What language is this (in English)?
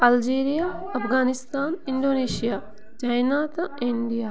Kashmiri